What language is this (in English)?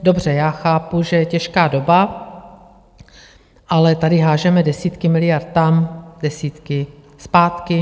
Czech